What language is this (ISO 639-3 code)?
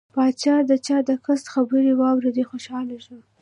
pus